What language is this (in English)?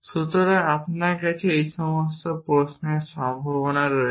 Bangla